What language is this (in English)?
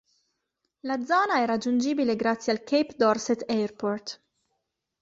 Italian